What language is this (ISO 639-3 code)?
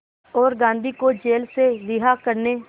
hin